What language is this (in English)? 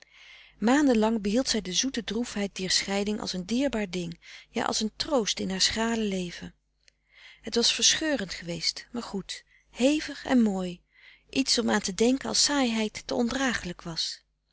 Dutch